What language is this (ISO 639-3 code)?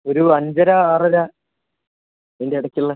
mal